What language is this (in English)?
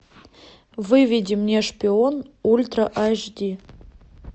Russian